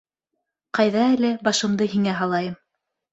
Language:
Bashkir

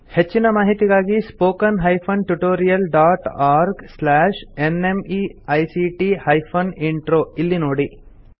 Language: Kannada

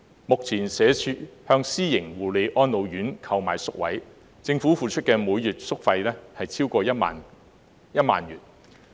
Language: Cantonese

